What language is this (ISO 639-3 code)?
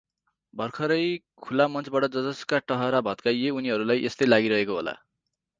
nep